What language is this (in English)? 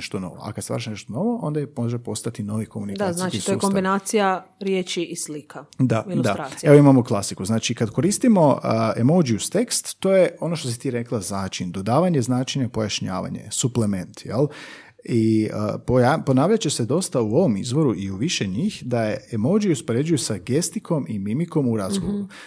Croatian